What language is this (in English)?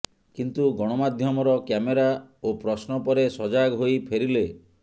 Odia